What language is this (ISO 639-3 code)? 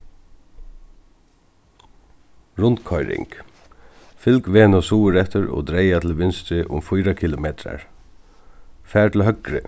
fao